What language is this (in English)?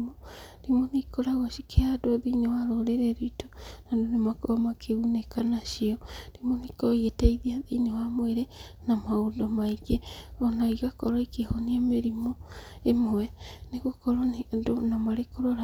Kikuyu